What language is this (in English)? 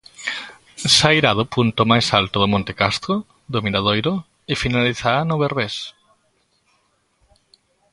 Galician